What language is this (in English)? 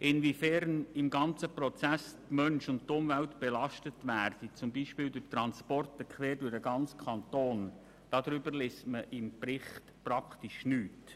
Swiss German